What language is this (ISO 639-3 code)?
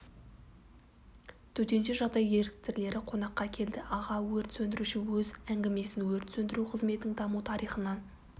kaz